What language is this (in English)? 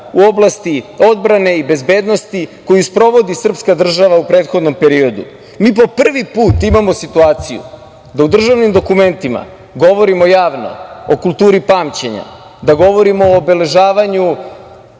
Serbian